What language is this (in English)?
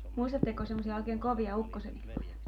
Finnish